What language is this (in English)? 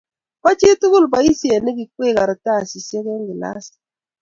Kalenjin